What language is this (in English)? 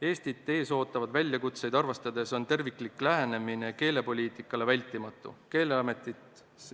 Estonian